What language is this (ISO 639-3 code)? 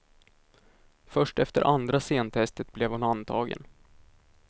swe